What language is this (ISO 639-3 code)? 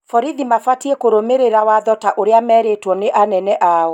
kik